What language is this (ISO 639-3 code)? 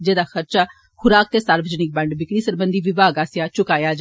doi